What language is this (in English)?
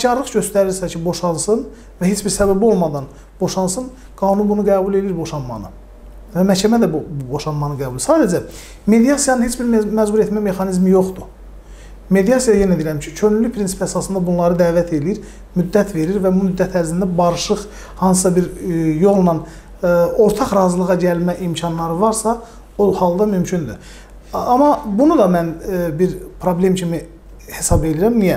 Turkish